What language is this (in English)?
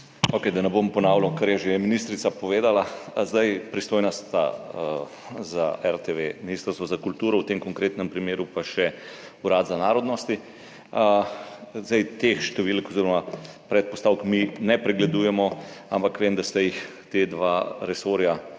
Slovenian